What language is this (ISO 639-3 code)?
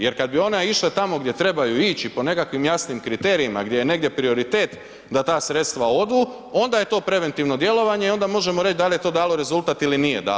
hrv